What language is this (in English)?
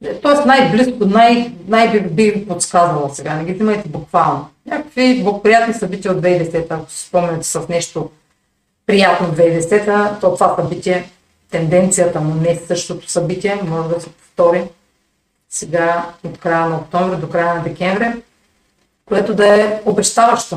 Bulgarian